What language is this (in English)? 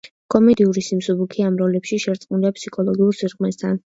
Georgian